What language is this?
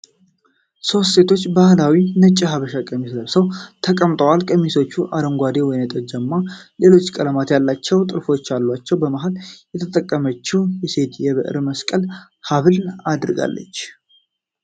Amharic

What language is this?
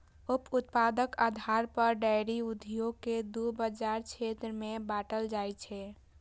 Maithili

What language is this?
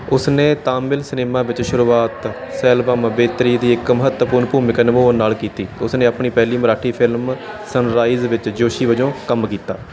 Punjabi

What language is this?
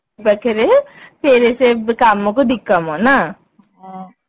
Odia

